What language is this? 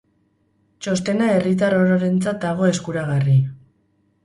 Basque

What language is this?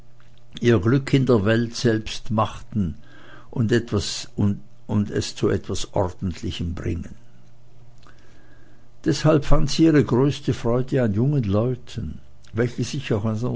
German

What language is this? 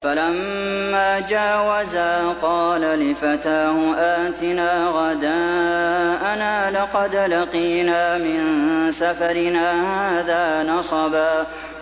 Arabic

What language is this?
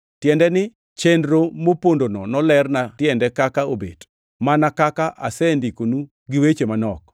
Luo (Kenya and Tanzania)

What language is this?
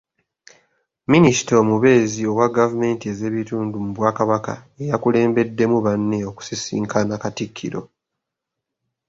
Ganda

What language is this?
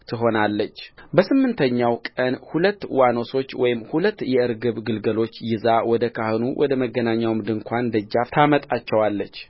Amharic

